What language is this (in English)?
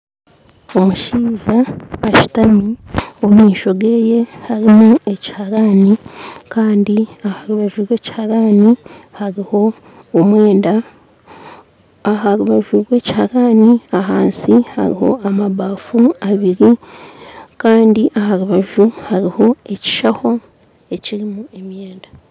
Nyankole